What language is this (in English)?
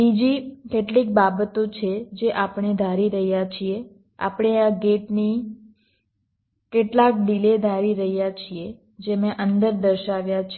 Gujarati